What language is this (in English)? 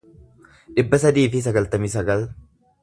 Oromo